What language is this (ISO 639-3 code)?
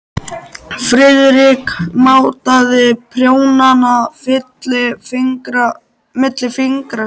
isl